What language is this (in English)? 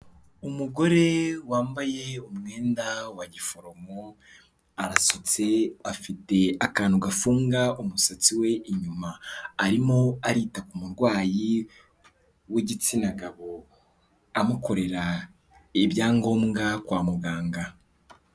Kinyarwanda